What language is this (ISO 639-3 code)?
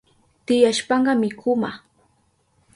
qup